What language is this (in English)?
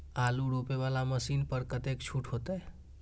Maithili